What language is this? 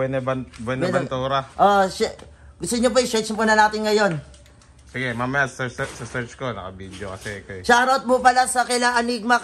Filipino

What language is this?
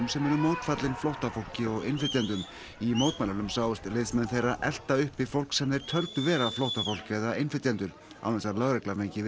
Icelandic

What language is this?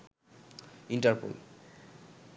Bangla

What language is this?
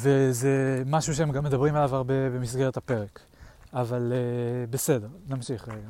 Hebrew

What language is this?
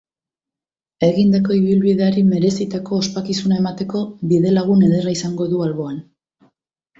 Basque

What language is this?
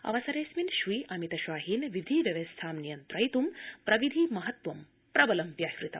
Sanskrit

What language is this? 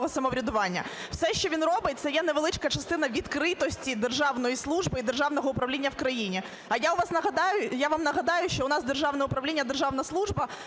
Ukrainian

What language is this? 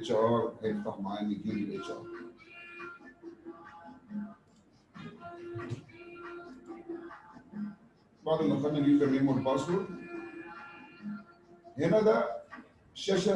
Arabic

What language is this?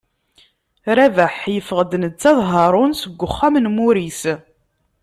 Kabyle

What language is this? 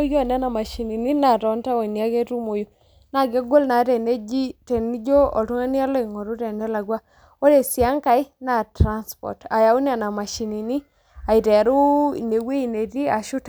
Masai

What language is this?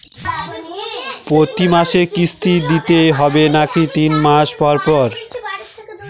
Bangla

